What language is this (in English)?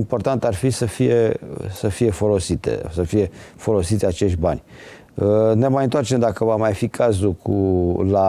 Romanian